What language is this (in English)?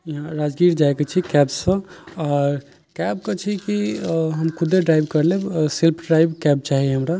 Maithili